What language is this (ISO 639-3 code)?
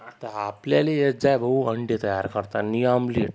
mar